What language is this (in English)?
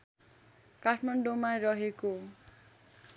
Nepali